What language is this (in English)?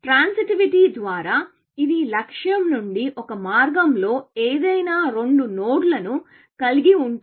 Telugu